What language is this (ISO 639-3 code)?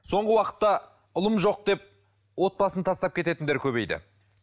kaz